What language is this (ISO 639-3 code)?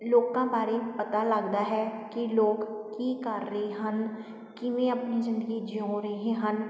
pan